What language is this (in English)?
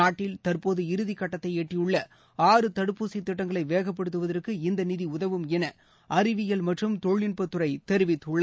Tamil